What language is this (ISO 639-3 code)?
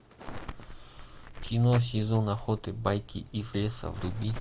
rus